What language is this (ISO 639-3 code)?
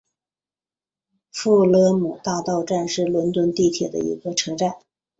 zho